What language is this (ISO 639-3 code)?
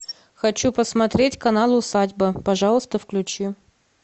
rus